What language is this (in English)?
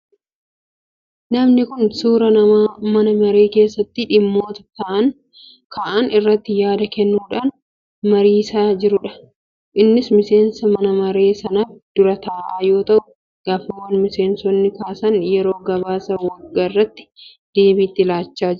Oromo